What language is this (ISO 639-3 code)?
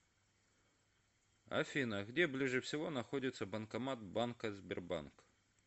rus